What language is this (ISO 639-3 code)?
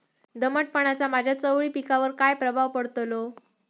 mar